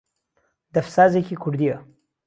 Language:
Central Kurdish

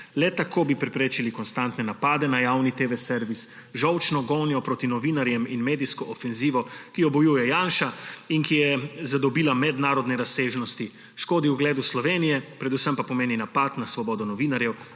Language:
Slovenian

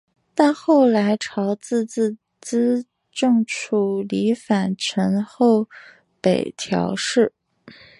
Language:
Chinese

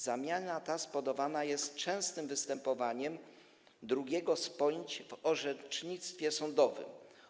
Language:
Polish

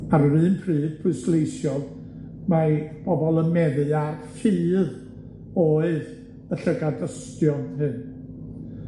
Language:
Welsh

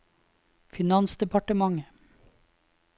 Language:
Norwegian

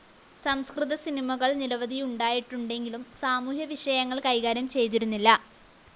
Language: Malayalam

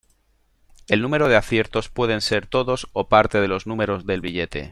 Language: Spanish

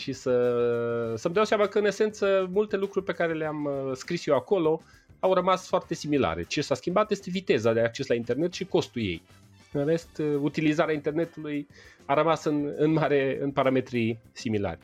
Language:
Romanian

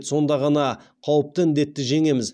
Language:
Kazakh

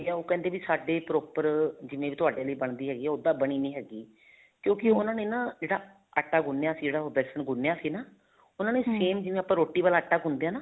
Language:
Punjabi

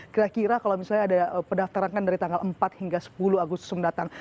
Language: Indonesian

